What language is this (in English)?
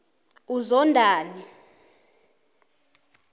South Ndebele